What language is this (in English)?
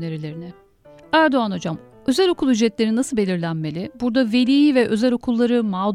Turkish